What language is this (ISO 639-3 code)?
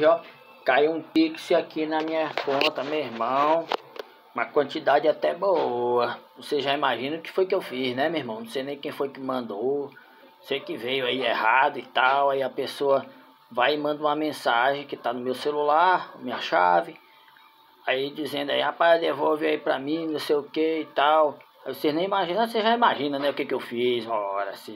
por